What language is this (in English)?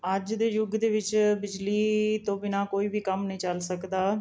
Punjabi